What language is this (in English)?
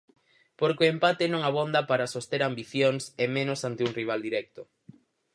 Galician